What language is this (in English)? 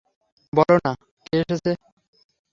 Bangla